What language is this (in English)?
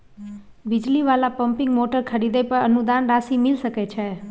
Maithili